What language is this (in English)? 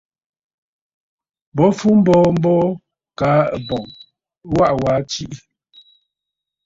Bafut